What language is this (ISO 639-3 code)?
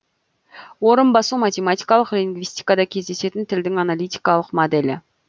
kaz